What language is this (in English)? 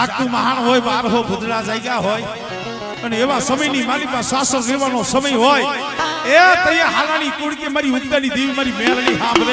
Arabic